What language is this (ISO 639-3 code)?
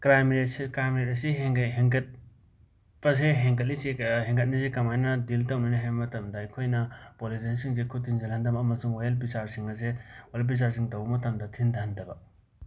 mni